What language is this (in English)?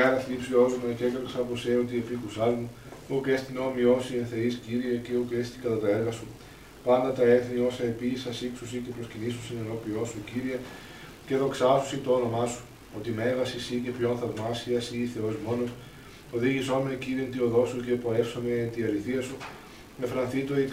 Greek